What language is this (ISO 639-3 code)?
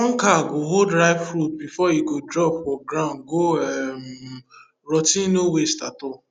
pcm